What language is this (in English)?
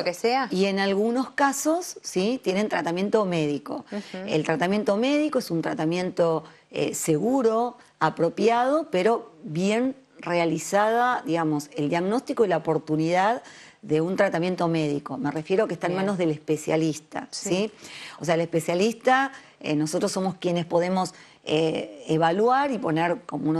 Spanish